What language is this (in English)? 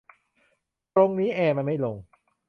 Thai